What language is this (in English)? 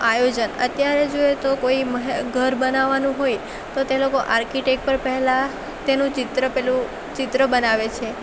Gujarati